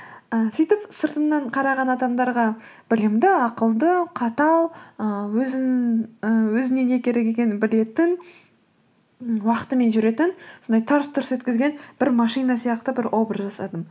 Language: Kazakh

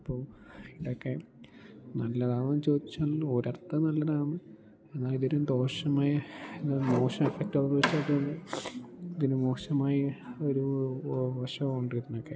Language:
Malayalam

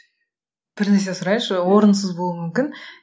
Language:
Kazakh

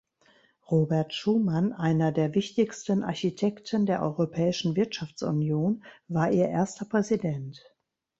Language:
German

